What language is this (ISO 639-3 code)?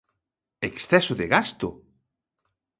glg